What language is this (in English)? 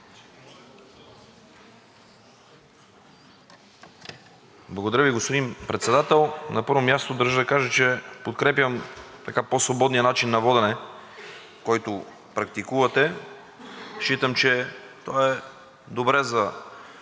Bulgarian